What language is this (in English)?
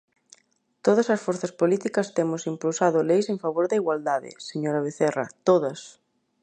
Galician